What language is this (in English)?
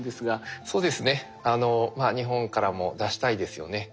Japanese